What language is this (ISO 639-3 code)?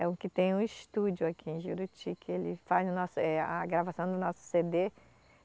por